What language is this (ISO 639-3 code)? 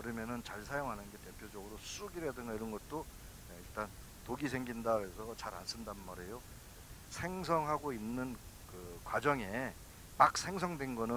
kor